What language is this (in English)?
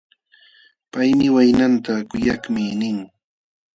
Jauja Wanca Quechua